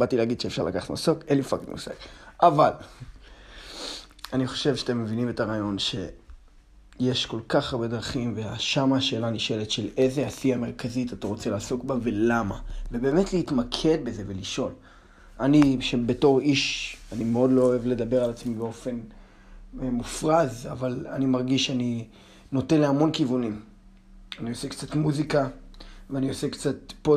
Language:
Hebrew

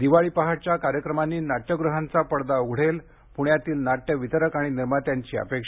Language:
Marathi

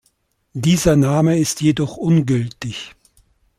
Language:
German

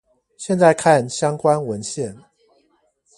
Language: Chinese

